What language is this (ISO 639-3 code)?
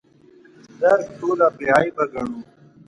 pus